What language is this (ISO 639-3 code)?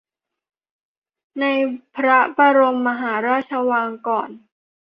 tha